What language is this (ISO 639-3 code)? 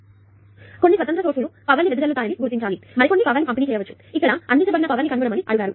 tel